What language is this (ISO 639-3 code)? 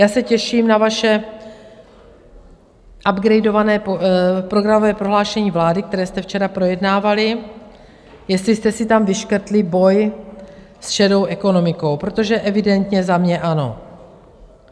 ces